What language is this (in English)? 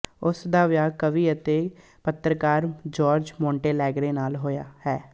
Punjabi